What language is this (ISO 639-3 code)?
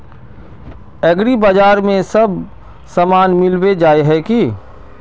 mag